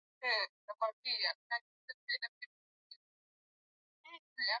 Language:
Swahili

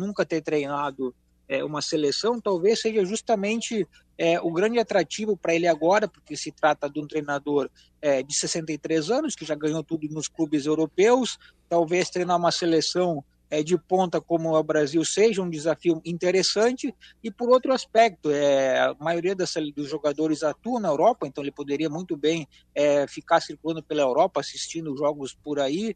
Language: Portuguese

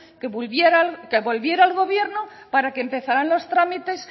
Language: Spanish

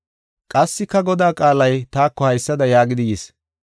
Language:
Gofa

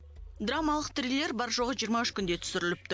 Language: Kazakh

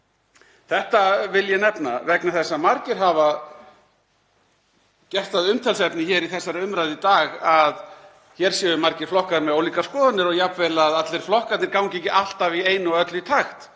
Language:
Icelandic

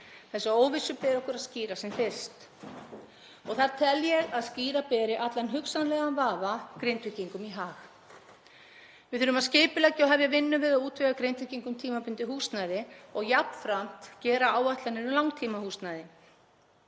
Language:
Icelandic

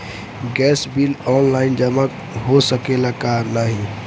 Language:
Bhojpuri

